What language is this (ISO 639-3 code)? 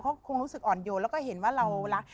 tha